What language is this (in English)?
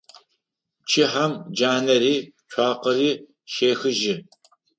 Adyghe